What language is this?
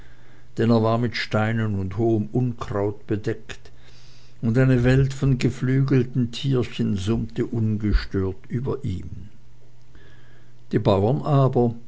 German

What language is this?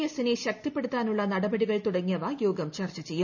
Malayalam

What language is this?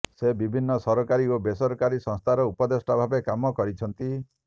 Odia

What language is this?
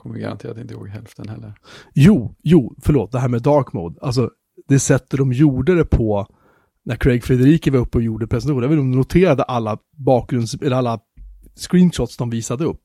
Swedish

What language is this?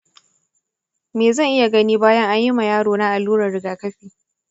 Hausa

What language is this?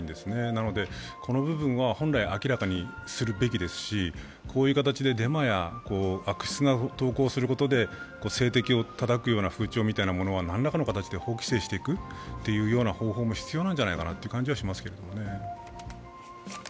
Japanese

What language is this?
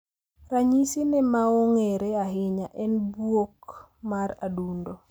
Luo (Kenya and Tanzania)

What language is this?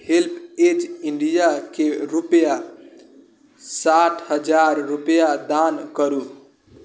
Maithili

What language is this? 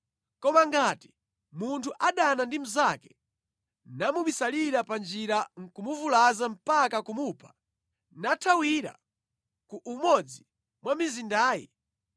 Nyanja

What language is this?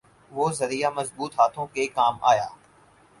Urdu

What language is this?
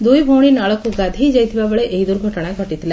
Odia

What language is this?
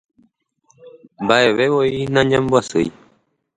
Guarani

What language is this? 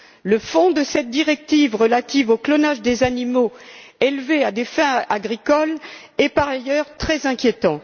French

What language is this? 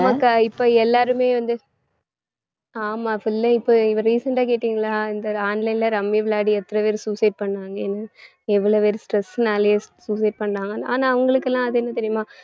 Tamil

